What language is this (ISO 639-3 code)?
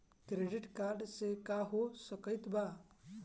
bho